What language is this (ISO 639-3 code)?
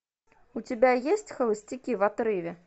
rus